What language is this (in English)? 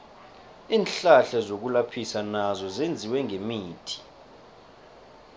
South Ndebele